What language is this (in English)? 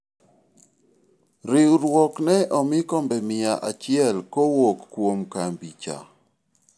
Luo (Kenya and Tanzania)